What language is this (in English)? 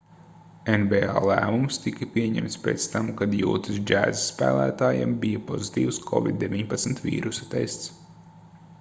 Latvian